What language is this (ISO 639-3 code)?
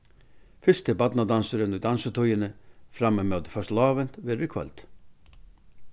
fao